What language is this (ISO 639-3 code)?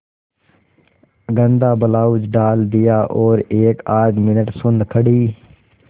hin